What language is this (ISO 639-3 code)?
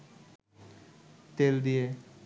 ben